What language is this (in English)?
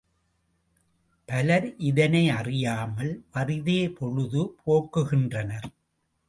Tamil